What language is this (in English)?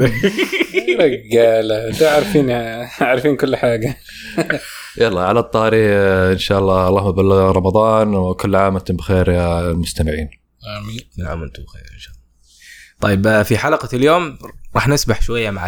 Arabic